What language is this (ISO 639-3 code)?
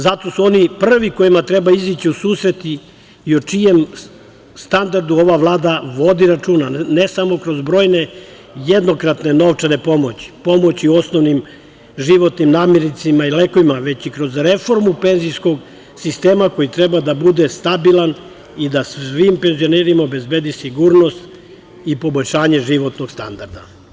srp